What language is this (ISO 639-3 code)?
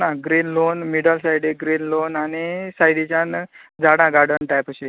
kok